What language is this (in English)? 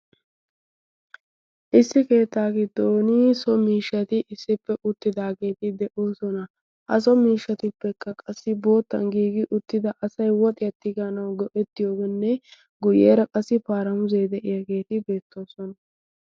Wolaytta